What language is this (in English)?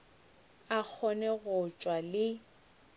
Northern Sotho